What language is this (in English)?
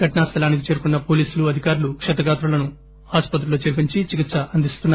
Telugu